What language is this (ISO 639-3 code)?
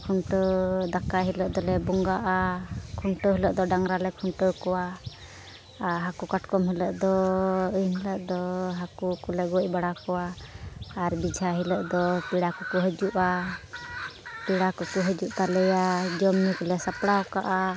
sat